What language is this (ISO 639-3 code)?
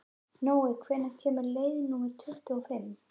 isl